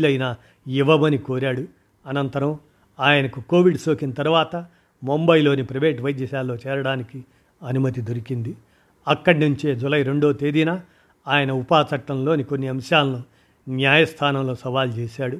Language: Telugu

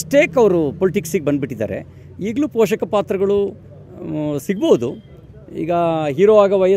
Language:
Hindi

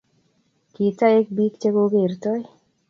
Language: Kalenjin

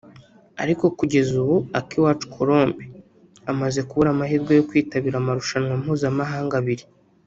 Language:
Kinyarwanda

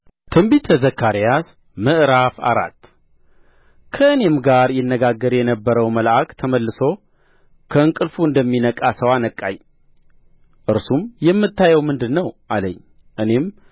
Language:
Amharic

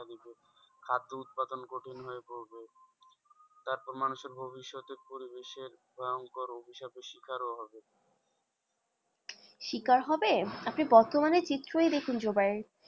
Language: Bangla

